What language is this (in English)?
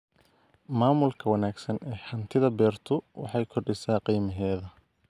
Somali